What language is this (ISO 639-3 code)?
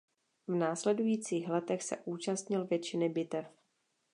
ces